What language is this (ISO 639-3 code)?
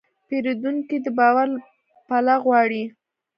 pus